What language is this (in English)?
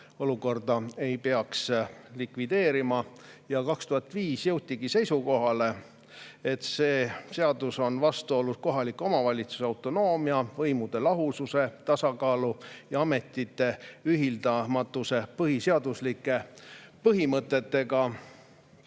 Estonian